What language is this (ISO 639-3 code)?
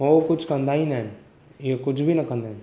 snd